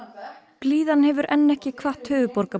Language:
Icelandic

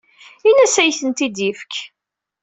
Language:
Kabyle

